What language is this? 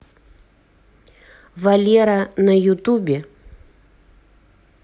Russian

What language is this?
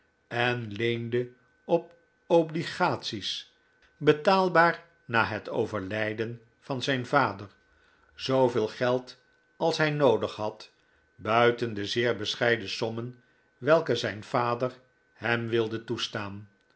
Dutch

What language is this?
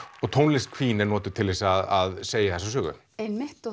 Icelandic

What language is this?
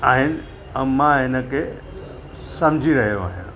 Sindhi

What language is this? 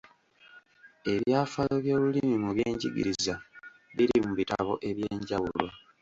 Ganda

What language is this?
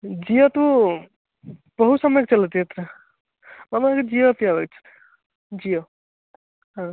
Sanskrit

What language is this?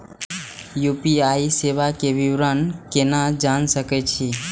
Maithili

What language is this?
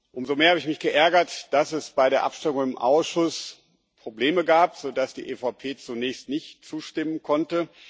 German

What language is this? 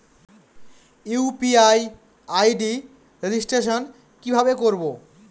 Bangla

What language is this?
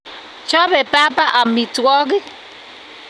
Kalenjin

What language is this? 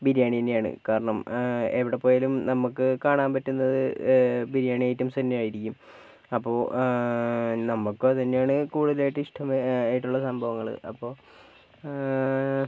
Malayalam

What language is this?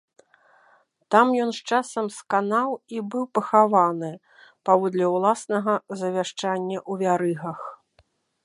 Belarusian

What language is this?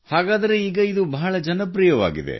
Kannada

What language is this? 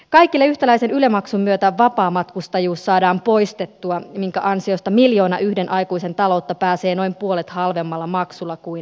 Finnish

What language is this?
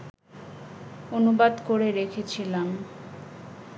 Bangla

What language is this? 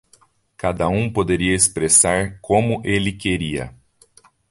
Portuguese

